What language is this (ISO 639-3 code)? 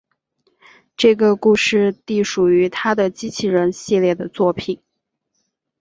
zho